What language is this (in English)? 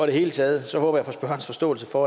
Danish